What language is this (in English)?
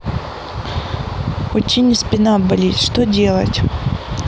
Russian